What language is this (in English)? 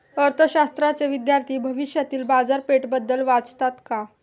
Marathi